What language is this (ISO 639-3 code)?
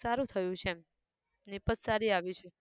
guj